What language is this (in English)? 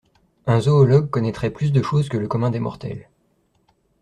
French